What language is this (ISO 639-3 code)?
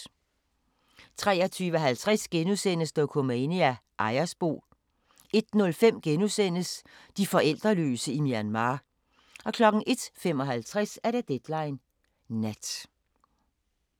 dan